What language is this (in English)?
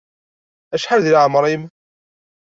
Kabyle